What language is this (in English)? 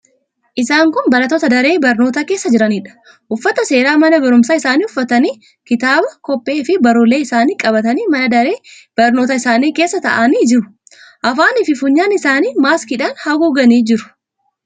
Oromo